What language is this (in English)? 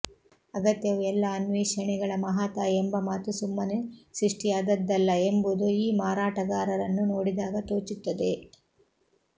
Kannada